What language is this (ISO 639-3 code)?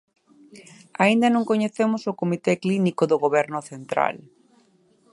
glg